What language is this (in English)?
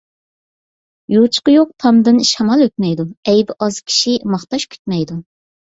Uyghur